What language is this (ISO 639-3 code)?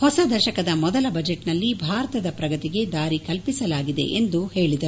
kan